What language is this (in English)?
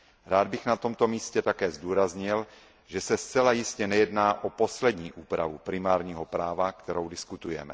Czech